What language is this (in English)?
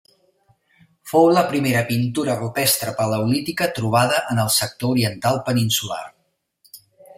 Catalan